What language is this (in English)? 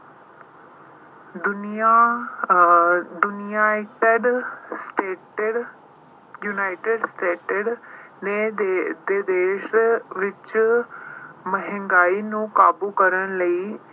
Punjabi